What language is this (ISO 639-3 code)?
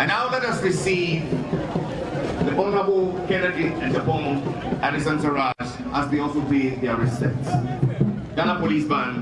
eng